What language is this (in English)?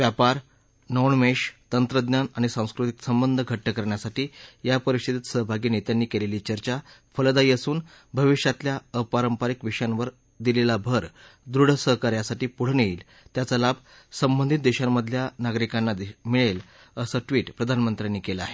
Marathi